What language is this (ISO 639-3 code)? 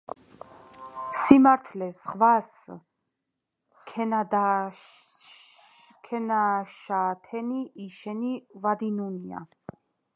kat